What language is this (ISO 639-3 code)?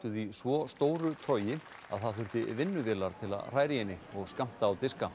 isl